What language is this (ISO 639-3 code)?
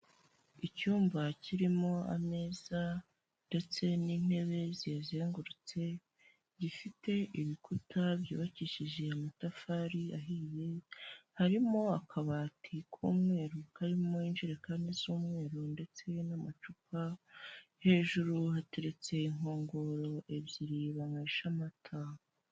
kin